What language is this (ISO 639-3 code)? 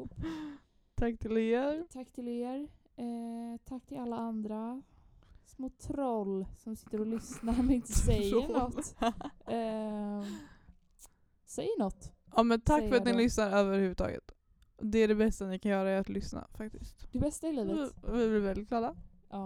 swe